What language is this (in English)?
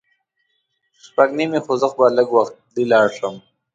Pashto